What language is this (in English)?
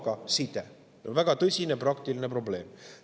Estonian